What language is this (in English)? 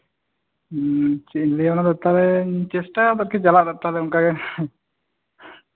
Santali